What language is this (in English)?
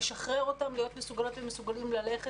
Hebrew